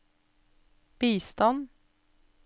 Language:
Norwegian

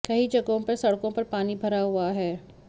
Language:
Hindi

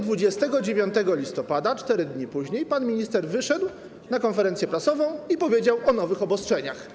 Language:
Polish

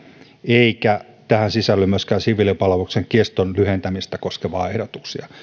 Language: Finnish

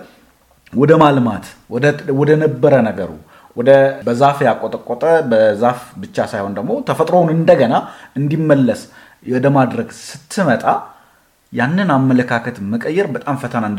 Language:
Amharic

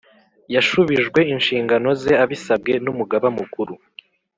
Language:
Kinyarwanda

